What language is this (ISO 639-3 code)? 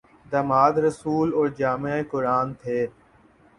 urd